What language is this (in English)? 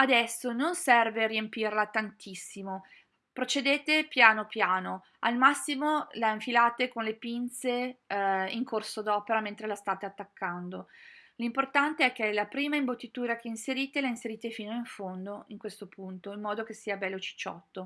Italian